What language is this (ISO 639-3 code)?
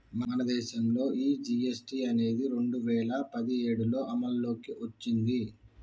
tel